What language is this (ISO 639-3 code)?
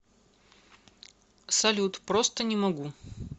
rus